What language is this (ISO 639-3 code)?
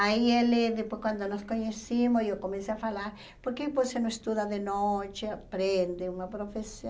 por